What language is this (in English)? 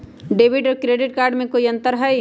Magahi